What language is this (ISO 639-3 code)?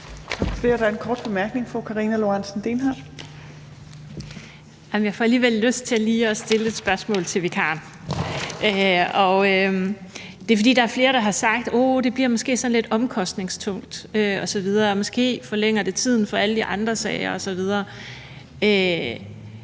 dan